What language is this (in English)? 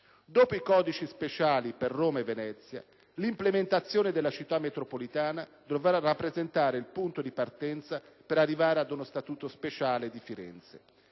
Italian